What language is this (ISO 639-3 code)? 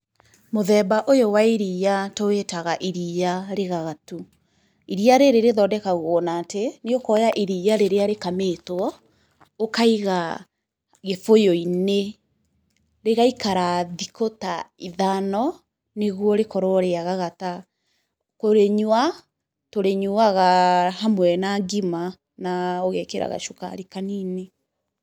kik